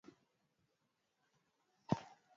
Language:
Swahili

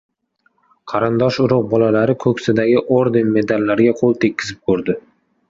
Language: Uzbek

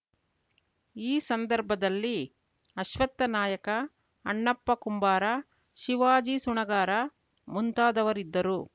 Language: Kannada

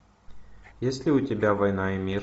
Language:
Russian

